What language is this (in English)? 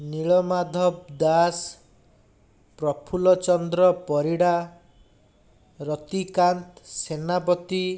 Odia